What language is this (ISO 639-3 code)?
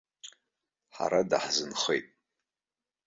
abk